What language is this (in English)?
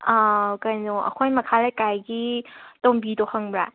Manipuri